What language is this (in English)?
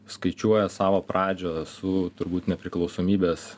Lithuanian